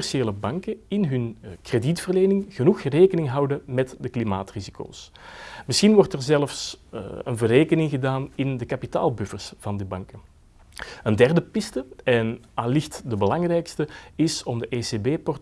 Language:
Dutch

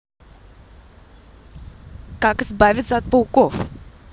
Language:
Russian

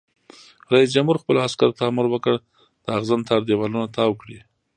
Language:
Pashto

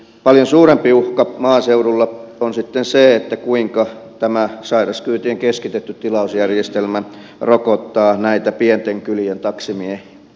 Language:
Finnish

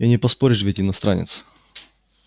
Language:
Russian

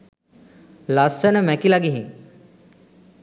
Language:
Sinhala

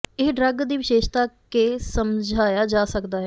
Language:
Punjabi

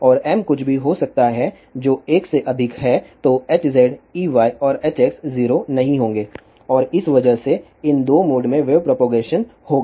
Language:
Hindi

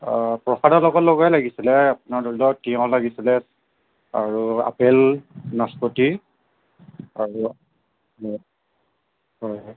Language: Assamese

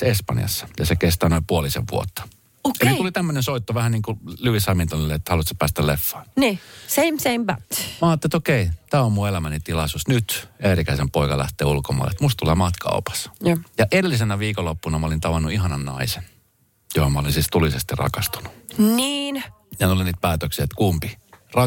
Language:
Finnish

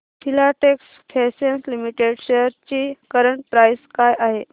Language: Marathi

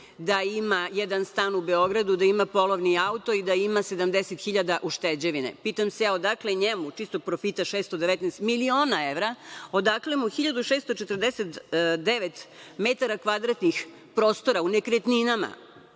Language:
Serbian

